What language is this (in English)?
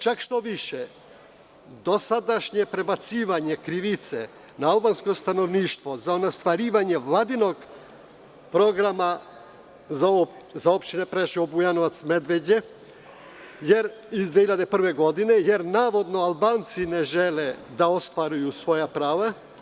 Serbian